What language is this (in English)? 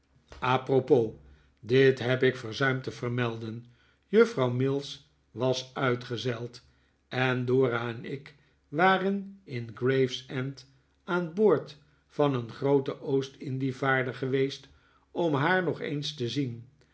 Dutch